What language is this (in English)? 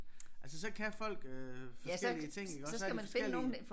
Danish